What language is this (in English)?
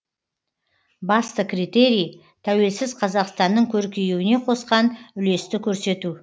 Kazakh